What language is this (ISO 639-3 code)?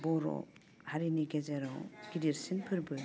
brx